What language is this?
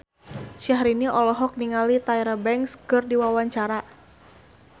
Sundanese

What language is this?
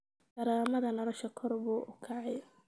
Somali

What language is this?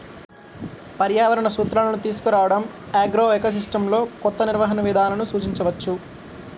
Telugu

